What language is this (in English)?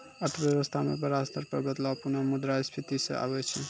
Maithili